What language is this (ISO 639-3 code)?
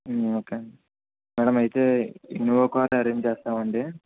tel